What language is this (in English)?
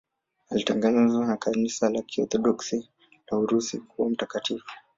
Swahili